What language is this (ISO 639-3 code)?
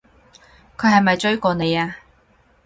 yue